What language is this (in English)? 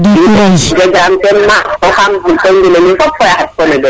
Serer